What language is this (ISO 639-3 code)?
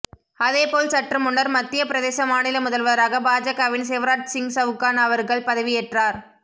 tam